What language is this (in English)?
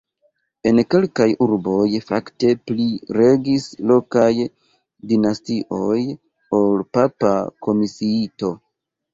Esperanto